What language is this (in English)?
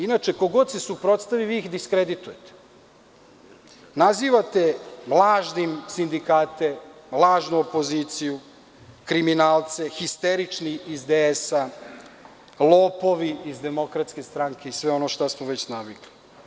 Serbian